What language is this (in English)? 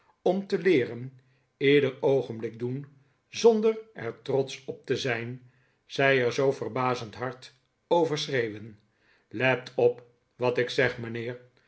Dutch